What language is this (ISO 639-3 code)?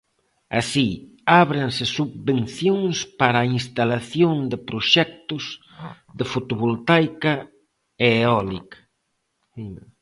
glg